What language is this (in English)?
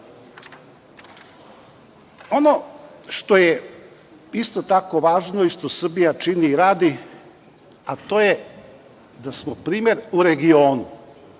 Serbian